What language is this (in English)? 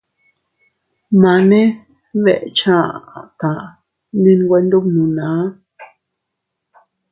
Teutila Cuicatec